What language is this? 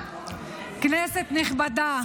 Hebrew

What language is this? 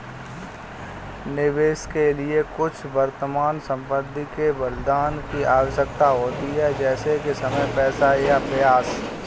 Hindi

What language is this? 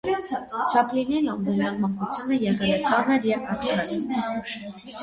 Armenian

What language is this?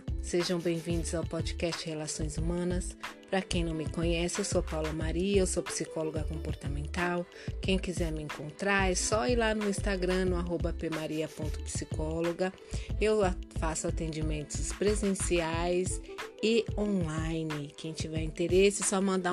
Portuguese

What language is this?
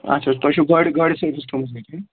Kashmiri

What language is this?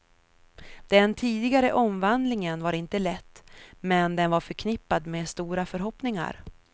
Swedish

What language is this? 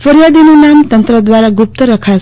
Gujarati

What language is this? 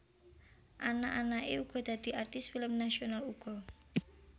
Javanese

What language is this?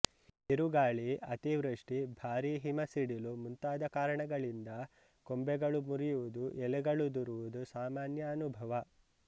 Kannada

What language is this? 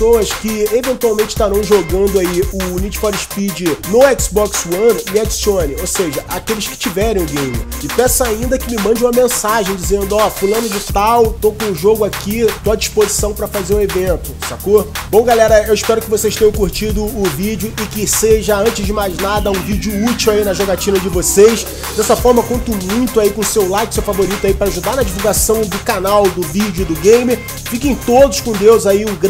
Portuguese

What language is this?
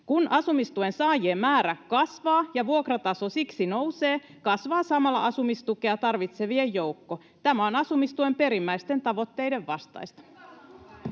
Finnish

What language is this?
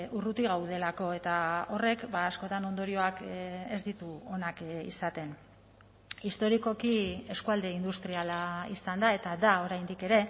Basque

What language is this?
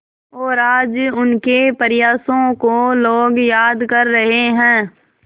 Hindi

